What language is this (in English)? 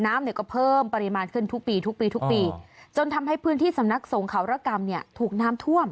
Thai